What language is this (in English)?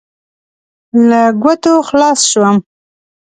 Pashto